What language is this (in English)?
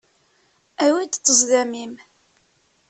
Kabyle